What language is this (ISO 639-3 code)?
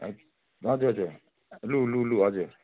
nep